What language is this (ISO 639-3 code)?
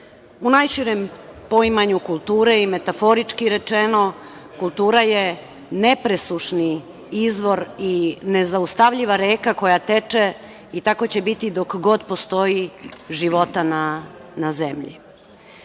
srp